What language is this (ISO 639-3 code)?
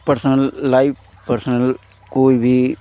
hin